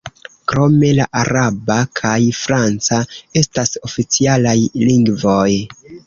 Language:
Esperanto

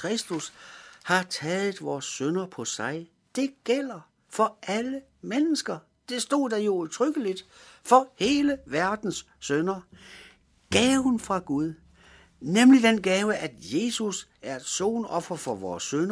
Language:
Danish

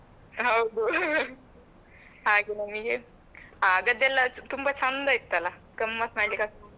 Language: Kannada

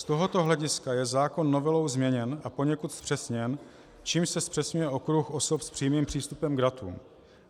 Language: Czech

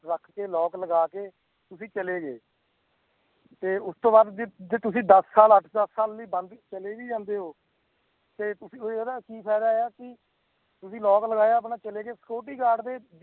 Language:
Punjabi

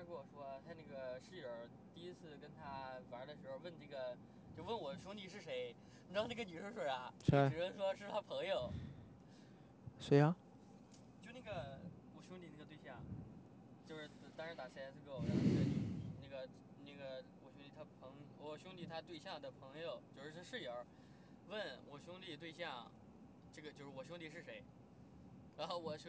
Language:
Chinese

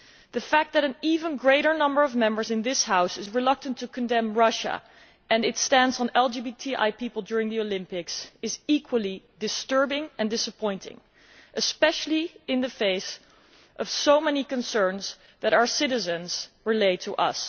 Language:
English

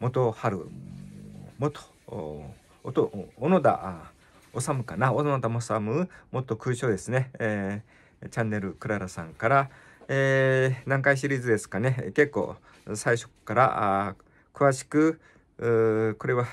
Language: Japanese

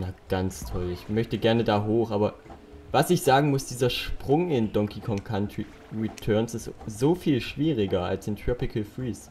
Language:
German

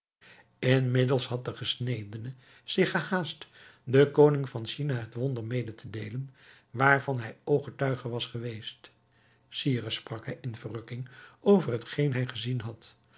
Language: Dutch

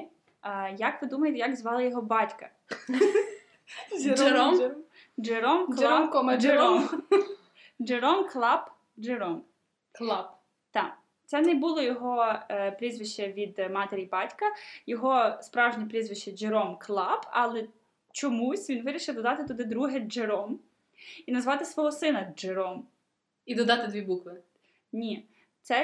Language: Ukrainian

